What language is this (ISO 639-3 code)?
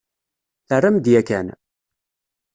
kab